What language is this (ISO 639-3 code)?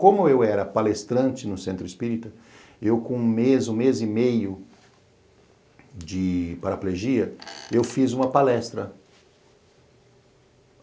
por